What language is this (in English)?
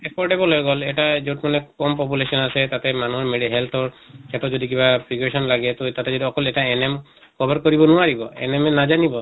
Assamese